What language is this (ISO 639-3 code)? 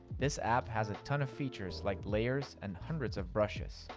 eng